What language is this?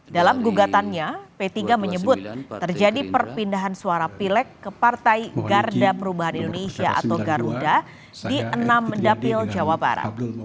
Indonesian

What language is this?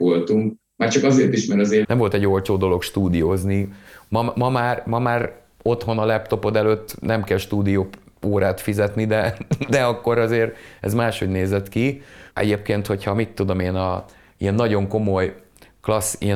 Hungarian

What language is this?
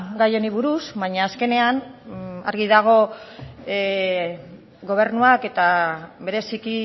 Basque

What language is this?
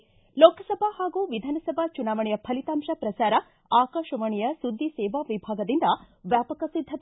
Kannada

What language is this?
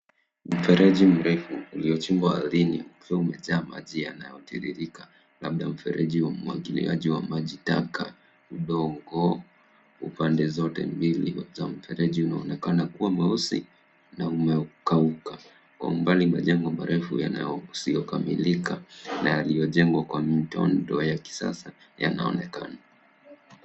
Swahili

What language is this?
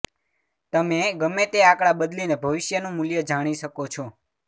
Gujarati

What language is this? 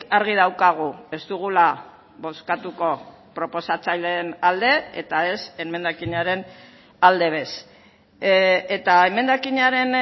Basque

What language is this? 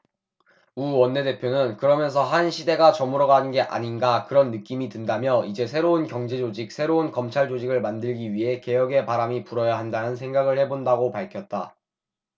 Korean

